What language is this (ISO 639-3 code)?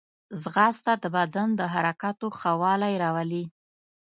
pus